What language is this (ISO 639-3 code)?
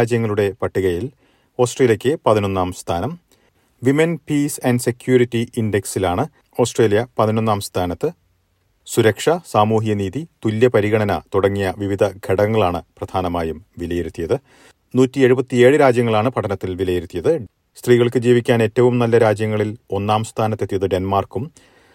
mal